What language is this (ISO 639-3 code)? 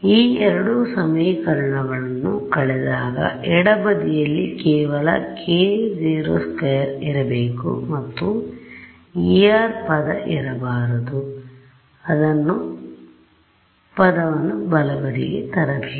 kan